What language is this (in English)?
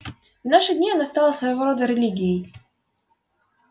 Russian